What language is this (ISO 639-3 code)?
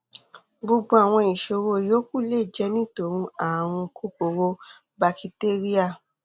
yor